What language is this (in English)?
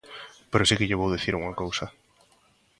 Galician